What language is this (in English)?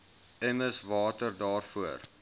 Afrikaans